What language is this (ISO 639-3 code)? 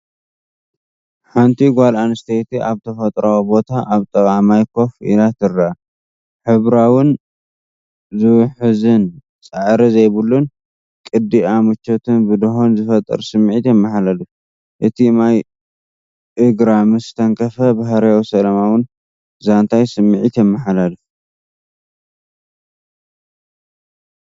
tir